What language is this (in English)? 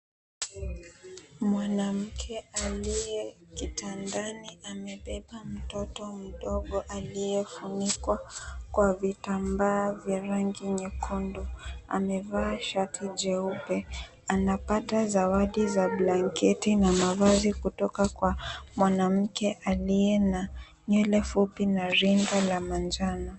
Swahili